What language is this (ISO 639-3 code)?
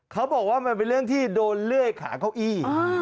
tha